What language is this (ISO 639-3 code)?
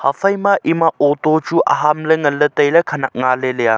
nnp